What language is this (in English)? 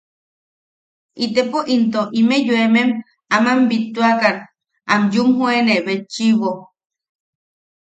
Yaqui